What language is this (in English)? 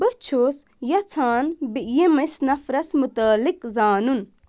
Kashmiri